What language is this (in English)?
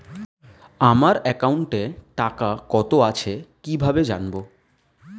Bangla